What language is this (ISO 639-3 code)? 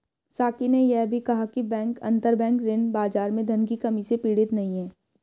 hin